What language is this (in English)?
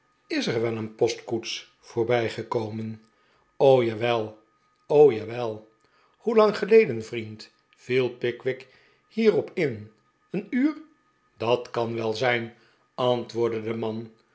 Dutch